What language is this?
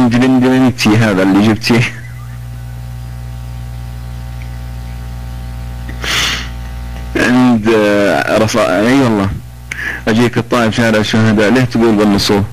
Arabic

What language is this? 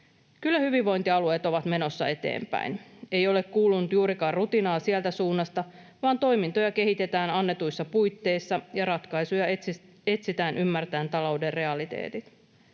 Finnish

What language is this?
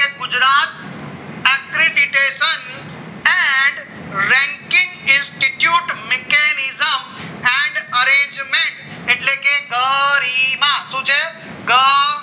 Gujarati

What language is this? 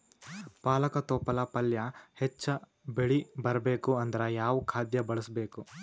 Kannada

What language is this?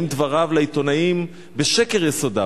Hebrew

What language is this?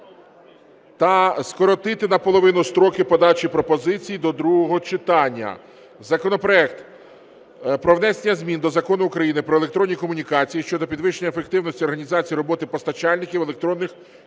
Ukrainian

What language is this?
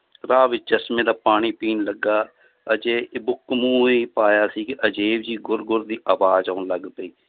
Punjabi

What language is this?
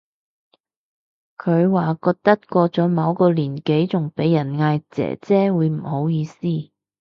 Cantonese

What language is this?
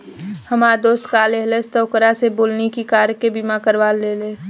Bhojpuri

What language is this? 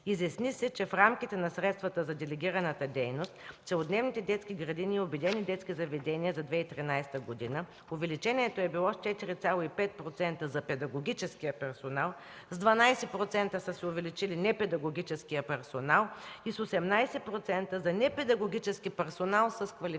Bulgarian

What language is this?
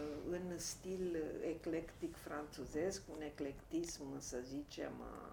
Romanian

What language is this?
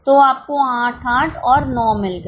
Hindi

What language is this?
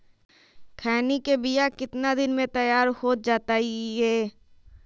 Magahi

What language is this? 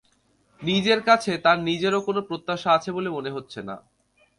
Bangla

